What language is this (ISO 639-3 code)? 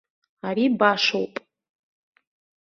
abk